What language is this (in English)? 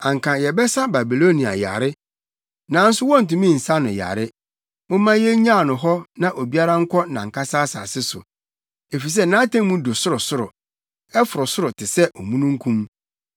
Akan